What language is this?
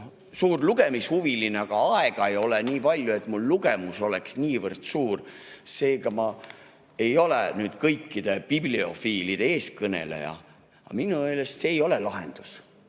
Estonian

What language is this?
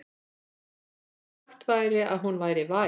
Icelandic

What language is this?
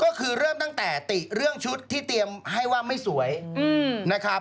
Thai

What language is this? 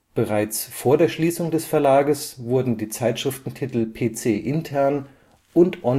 German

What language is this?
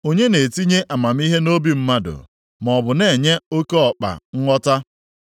Igbo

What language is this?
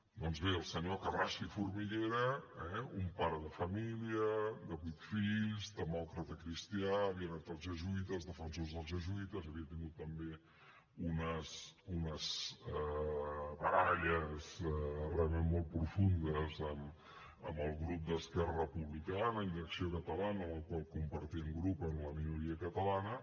Catalan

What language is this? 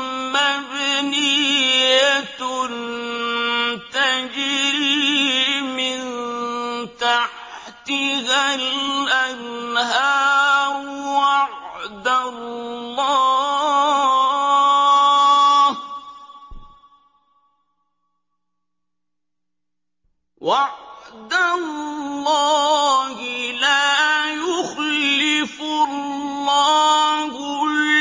Arabic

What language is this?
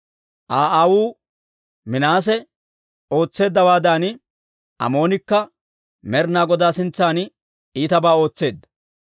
Dawro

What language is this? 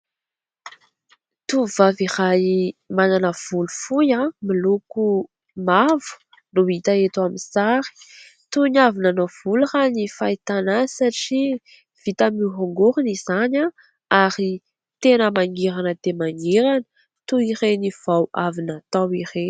Malagasy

